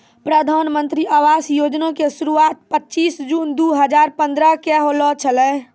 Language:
Maithili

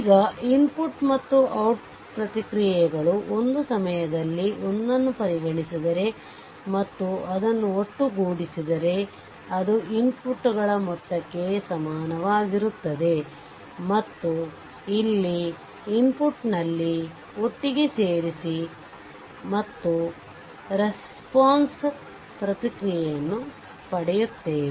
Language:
Kannada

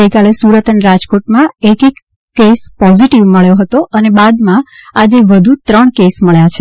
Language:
Gujarati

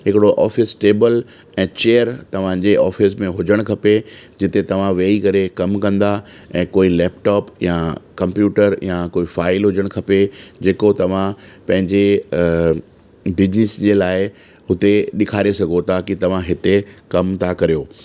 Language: Sindhi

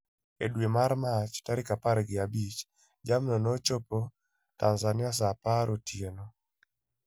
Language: Luo (Kenya and Tanzania)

